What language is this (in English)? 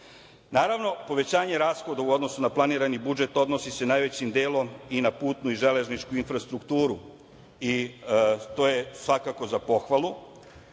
Serbian